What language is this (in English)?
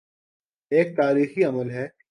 Urdu